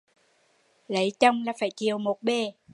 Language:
Vietnamese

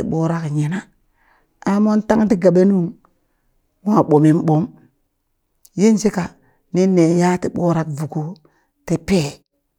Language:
Burak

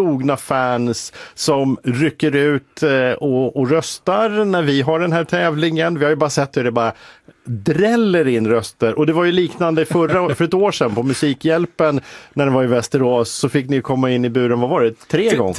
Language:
Swedish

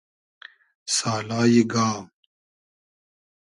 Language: Hazaragi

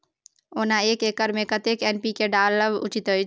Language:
Maithili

